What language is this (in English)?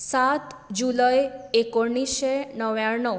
Konkani